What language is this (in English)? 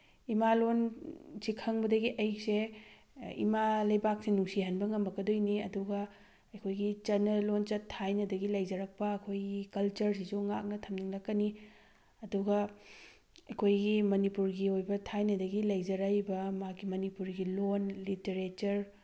Manipuri